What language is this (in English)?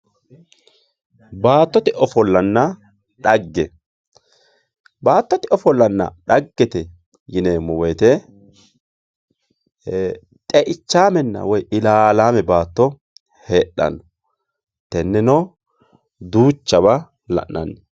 Sidamo